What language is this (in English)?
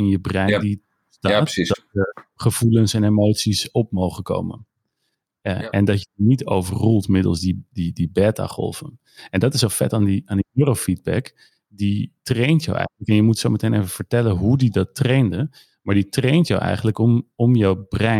Dutch